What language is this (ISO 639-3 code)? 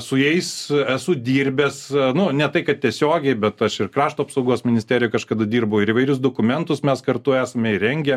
lit